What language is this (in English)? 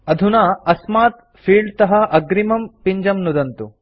Sanskrit